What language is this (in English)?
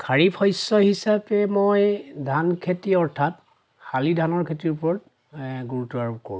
Assamese